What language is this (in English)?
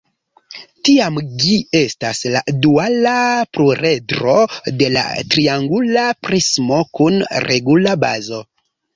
Esperanto